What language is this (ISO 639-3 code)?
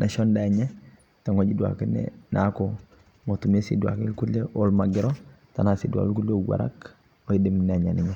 mas